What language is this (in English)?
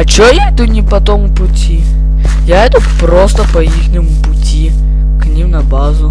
Russian